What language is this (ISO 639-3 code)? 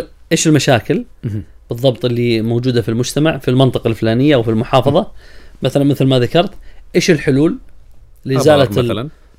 ara